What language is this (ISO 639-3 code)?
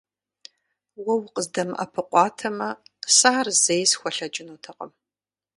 kbd